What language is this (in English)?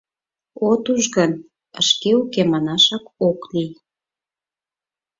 Mari